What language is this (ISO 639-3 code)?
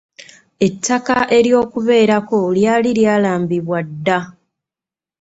lug